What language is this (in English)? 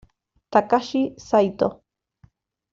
Spanish